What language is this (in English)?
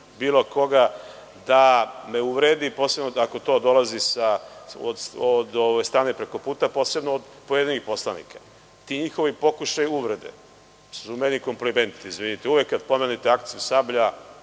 Serbian